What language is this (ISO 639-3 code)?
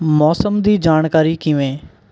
pan